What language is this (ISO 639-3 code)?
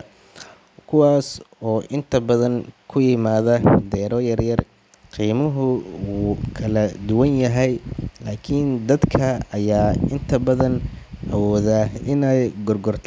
som